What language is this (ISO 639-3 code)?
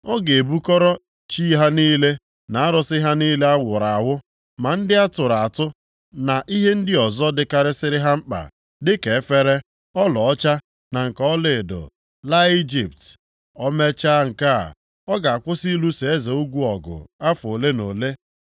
ibo